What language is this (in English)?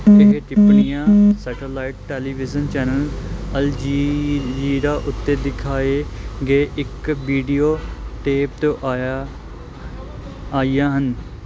Punjabi